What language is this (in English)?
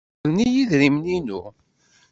Kabyle